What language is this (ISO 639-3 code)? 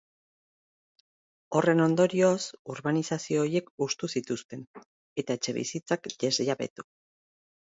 eus